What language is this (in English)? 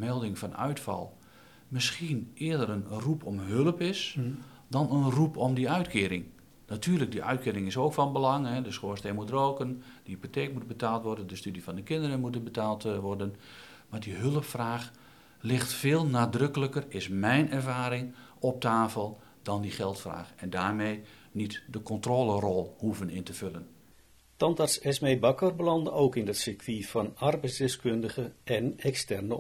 Dutch